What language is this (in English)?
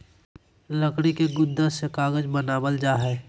Magahi